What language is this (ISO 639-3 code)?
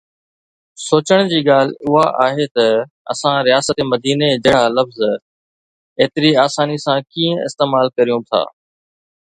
snd